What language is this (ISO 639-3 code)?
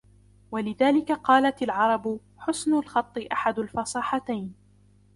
ara